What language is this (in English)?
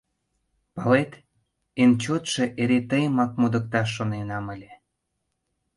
Mari